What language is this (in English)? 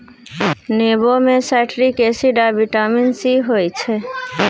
Maithili